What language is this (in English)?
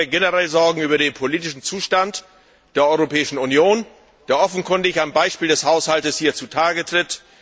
German